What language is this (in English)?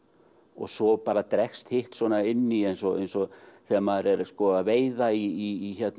Icelandic